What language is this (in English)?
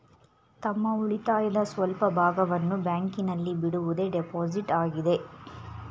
Kannada